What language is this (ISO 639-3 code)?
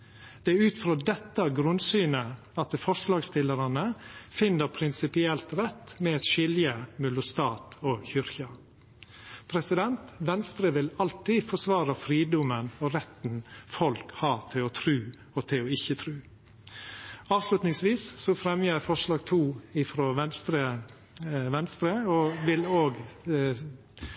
nno